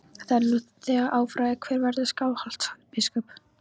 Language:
Icelandic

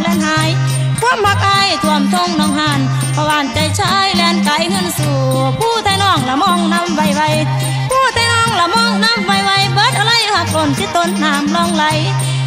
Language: Thai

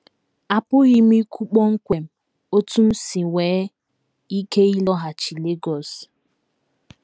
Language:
Igbo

